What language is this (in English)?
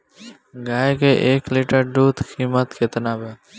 Bhojpuri